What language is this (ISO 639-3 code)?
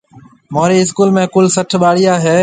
mve